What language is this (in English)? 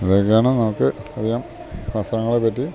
Malayalam